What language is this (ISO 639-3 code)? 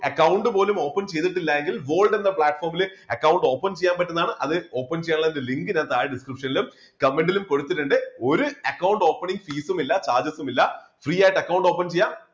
mal